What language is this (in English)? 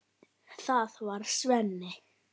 Icelandic